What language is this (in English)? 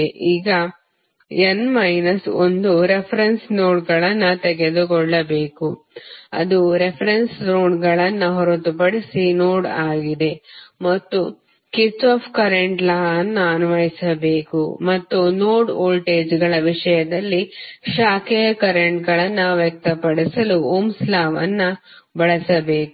Kannada